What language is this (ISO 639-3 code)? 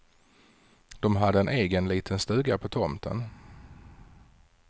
swe